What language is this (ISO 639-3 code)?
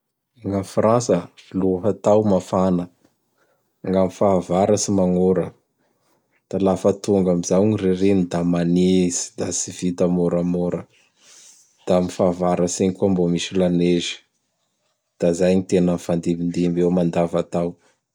bhr